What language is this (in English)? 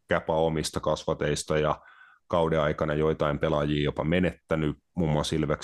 Finnish